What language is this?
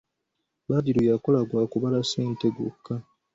Ganda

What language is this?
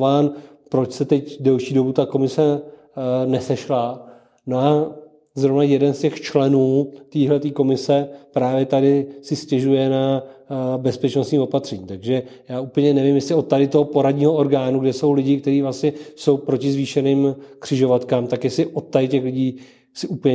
Czech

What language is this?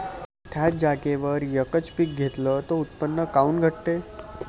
Marathi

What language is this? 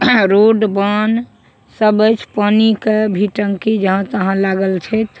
Maithili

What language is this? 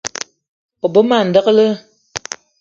Eton (Cameroon)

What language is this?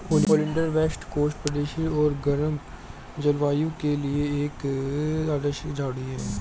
Hindi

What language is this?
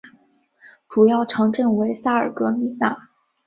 Chinese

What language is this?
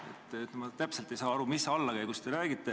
Estonian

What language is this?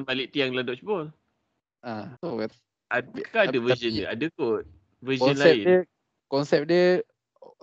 Malay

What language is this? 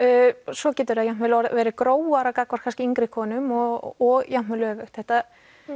Icelandic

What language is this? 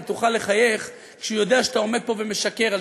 Hebrew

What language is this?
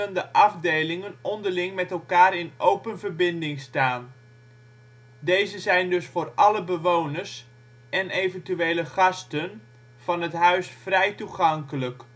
Dutch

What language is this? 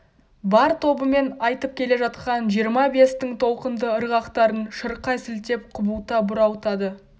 Kazakh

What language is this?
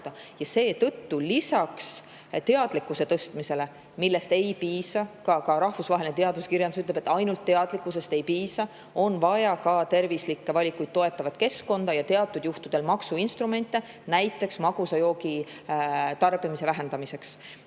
Estonian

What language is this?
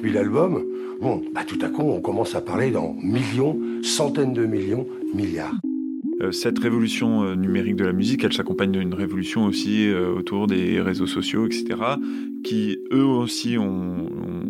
French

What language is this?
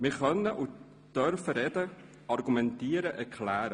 Swiss German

